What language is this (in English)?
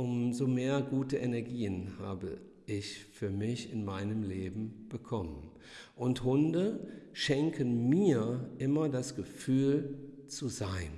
German